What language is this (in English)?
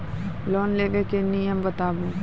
Maithili